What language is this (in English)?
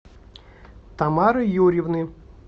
Russian